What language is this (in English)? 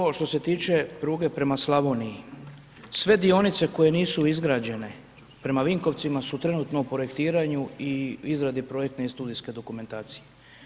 Croatian